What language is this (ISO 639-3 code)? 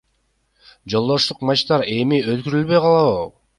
kir